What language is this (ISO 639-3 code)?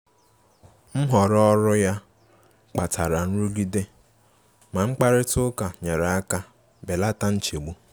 ibo